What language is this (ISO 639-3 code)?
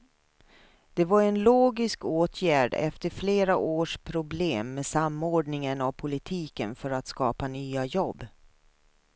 swe